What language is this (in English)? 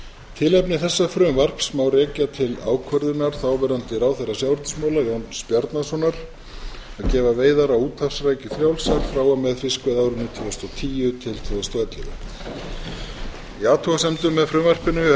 Icelandic